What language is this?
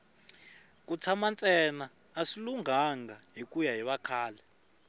Tsonga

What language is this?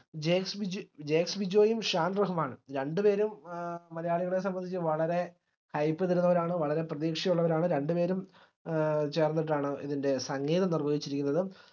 Malayalam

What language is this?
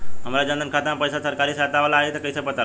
Bhojpuri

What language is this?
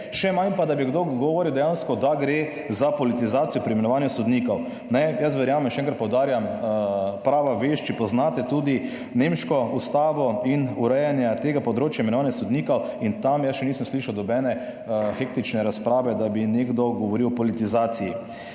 Slovenian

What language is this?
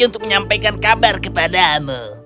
Indonesian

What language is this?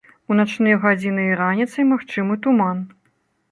Belarusian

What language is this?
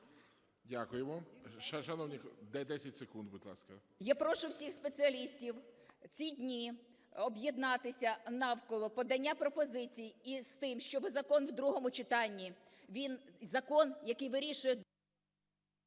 Ukrainian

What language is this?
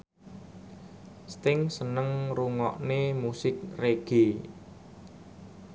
Javanese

